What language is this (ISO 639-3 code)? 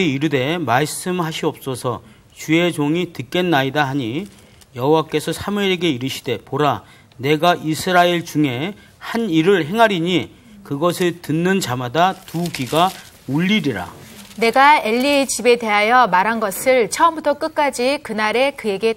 kor